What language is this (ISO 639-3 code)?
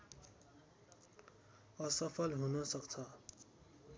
nep